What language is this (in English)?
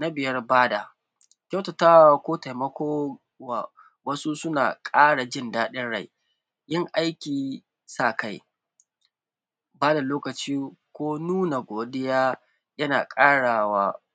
Hausa